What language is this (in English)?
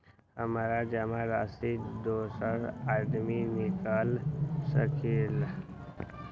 Magahi